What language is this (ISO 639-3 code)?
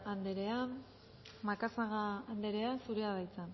eus